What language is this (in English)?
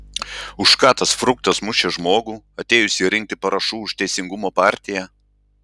Lithuanian